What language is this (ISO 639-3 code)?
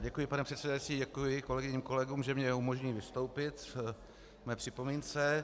ces